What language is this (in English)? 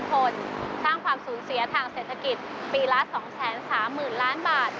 Thai